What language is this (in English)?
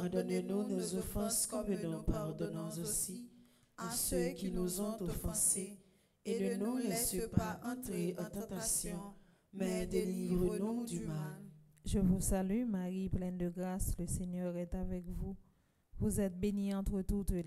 French